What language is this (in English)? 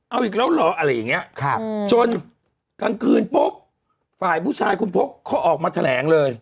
Thai